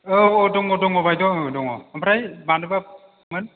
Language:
Bodo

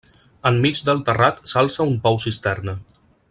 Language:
Catalan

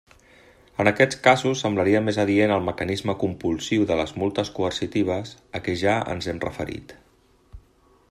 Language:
Catalan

